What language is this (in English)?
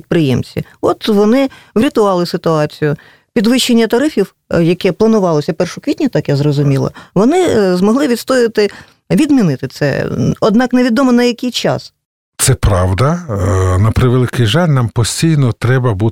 Russian